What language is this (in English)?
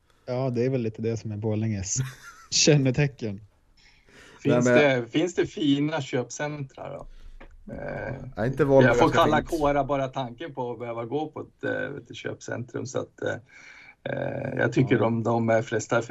Swedish